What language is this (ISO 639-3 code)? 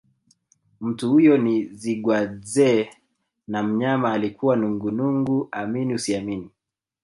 swa